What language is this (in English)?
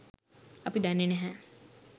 Sinhala